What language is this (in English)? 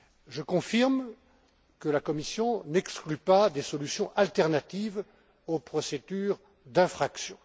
French